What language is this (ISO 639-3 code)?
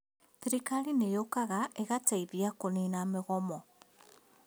kik